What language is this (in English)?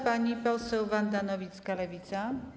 Polish